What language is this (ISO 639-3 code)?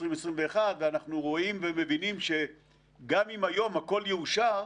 heb